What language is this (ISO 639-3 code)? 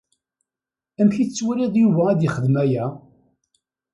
kab